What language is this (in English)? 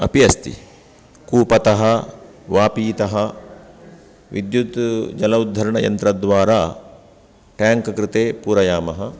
Sanskrit